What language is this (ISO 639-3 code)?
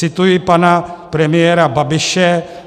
ces